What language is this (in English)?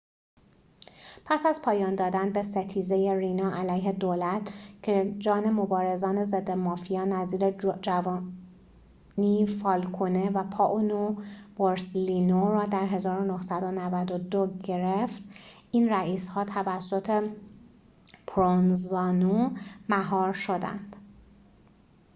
Persian